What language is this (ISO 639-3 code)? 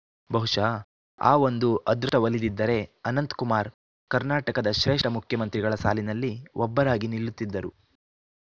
kan